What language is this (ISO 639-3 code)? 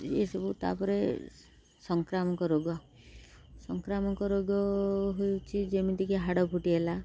ori